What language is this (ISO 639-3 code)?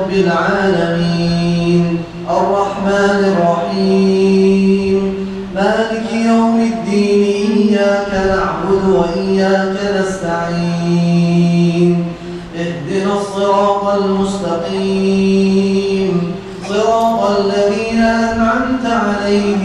ara